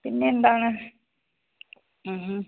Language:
Malayalam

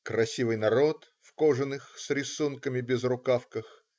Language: Russian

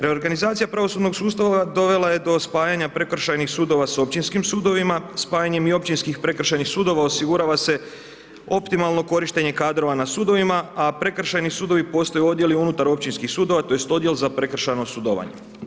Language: Croatian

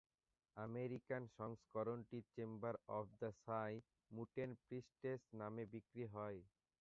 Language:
Bangla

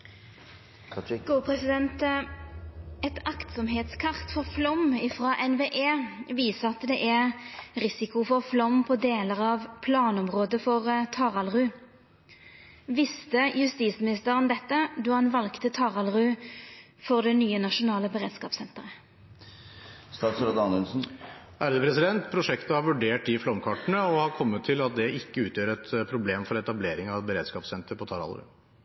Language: Norwegian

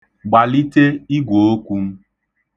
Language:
Igbo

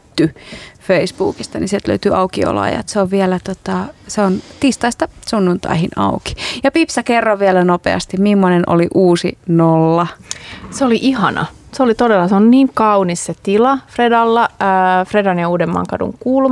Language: Finnish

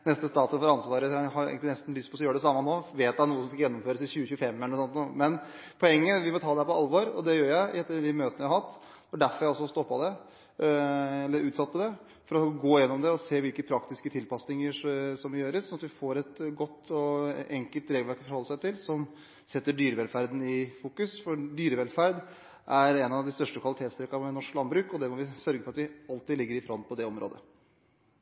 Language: Norwegian Bokmål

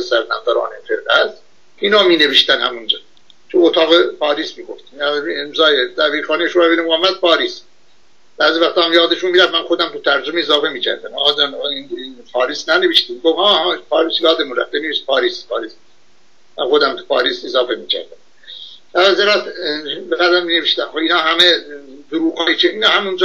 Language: Persian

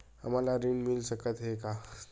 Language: Chhattisgarhi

